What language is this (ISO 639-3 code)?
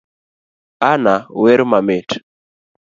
luo